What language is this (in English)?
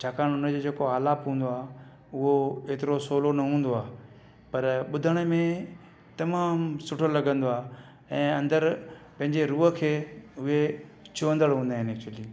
Sindhi